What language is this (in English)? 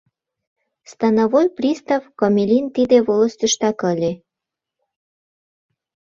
Mari